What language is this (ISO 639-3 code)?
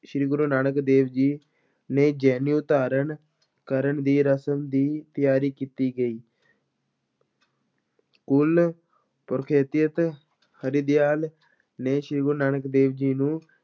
pan